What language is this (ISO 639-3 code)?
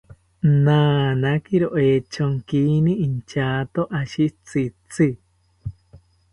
cpy